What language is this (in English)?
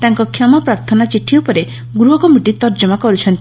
Odia